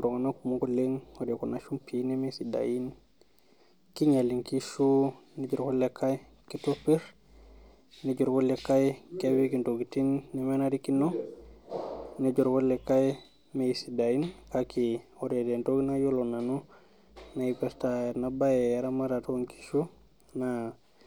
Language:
Masai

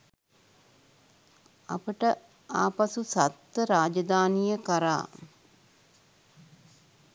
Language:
Sinhala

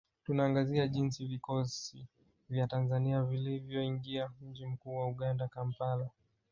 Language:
Swahili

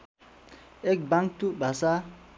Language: Nepali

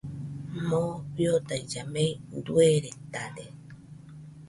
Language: Nüpode Huitoto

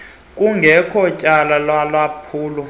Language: Xhosa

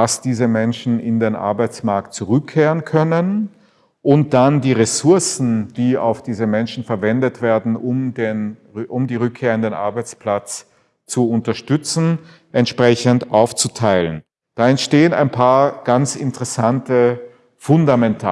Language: German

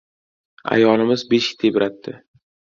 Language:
Uzbek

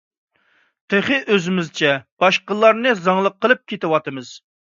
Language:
Uyghur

